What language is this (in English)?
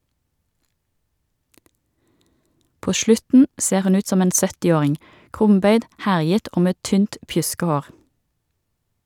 Norwegian